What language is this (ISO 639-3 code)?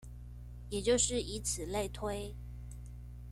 zho